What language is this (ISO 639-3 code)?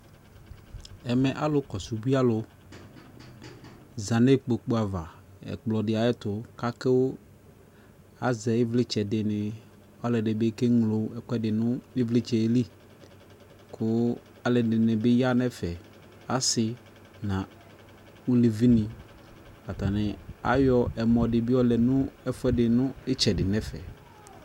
kpo